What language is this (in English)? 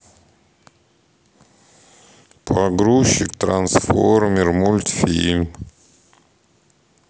Russian